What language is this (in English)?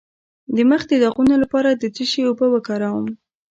Pashto